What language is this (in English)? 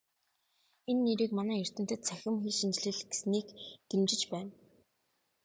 Mongolian